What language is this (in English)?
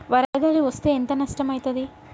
Telugu